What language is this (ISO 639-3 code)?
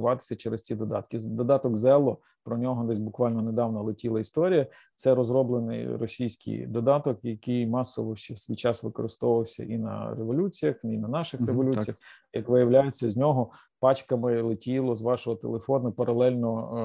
ukr